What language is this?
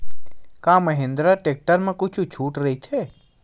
Chhattisgarhi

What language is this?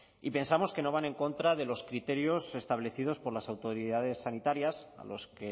Spanish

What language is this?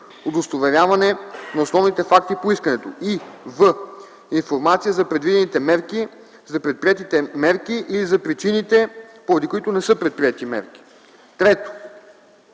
Bulgarian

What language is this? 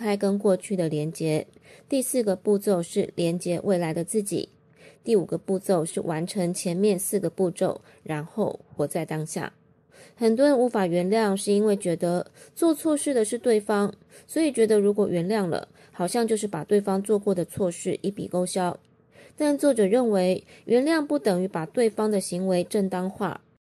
Chinese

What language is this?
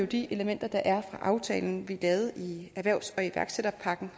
Danish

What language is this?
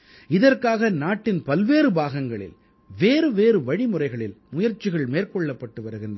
Tamil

